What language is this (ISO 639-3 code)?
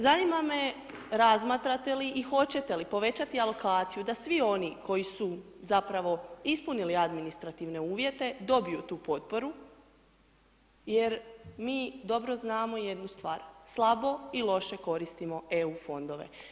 hrv